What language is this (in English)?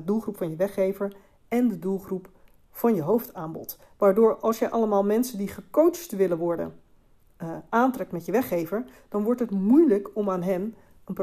Dutch